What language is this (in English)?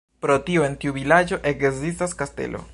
Esperanto